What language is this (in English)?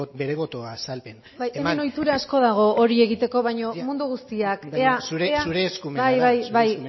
Basque